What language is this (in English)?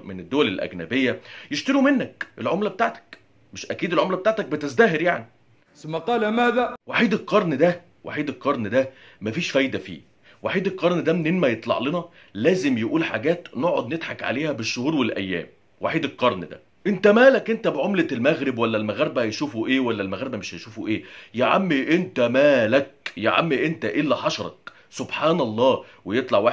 Arabic